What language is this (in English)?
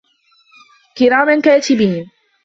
Arabic